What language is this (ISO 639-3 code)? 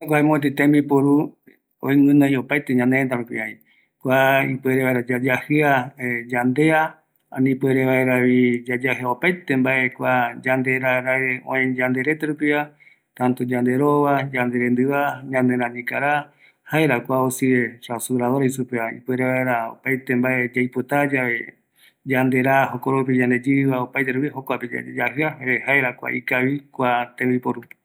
gui